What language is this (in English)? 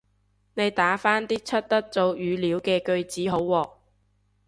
Cantonese